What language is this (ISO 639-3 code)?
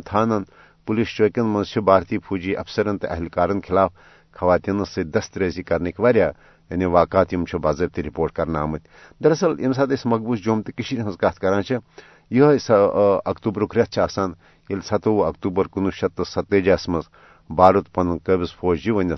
urd